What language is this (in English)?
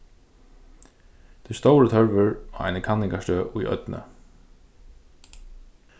Faroese